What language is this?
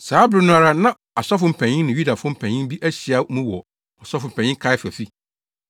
Akan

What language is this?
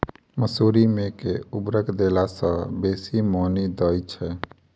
Maithili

